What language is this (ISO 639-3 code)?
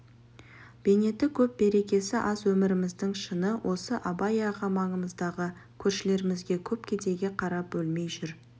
kaz